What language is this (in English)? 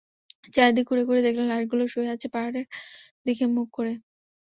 Bangla